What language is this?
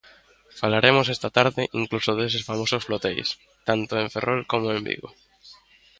Galician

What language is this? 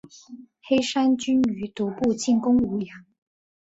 Chinese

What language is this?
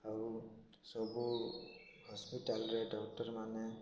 Odia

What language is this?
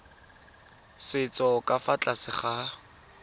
Tswana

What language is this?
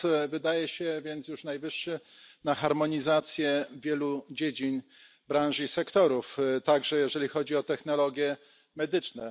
Polish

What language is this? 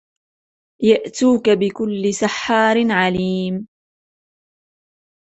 Arabic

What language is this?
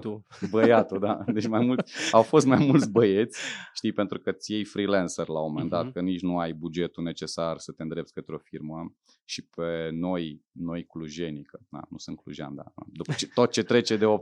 Romanian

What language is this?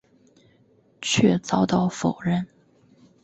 Chinese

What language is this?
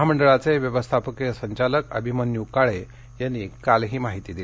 Marathi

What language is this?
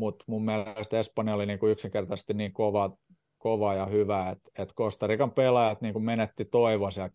Finnish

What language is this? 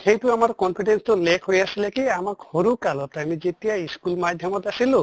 Assamese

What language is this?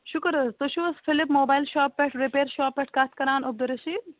Kashmiri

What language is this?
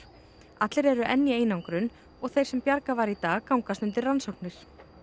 Icelandic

